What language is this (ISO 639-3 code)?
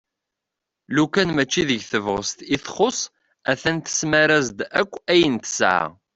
kab